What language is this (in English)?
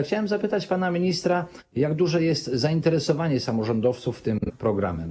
Polish